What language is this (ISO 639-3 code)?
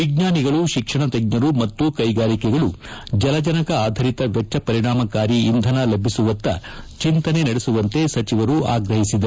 kan